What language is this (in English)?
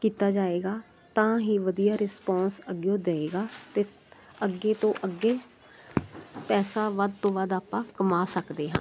Punjabi